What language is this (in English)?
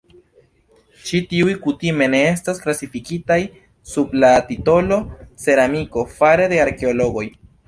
Esperanto